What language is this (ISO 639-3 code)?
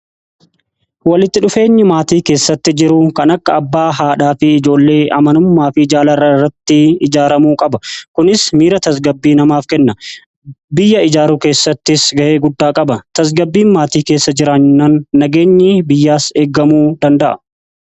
orm